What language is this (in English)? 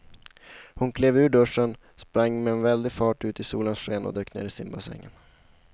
Swedish